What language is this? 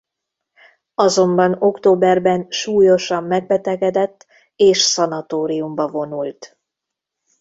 Hungarian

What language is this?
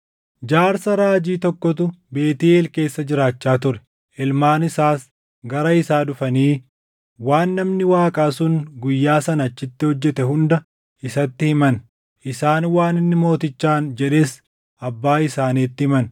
Oromo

